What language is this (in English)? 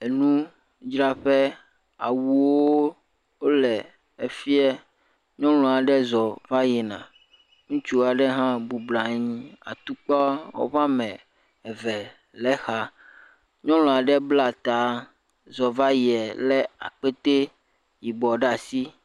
Ewe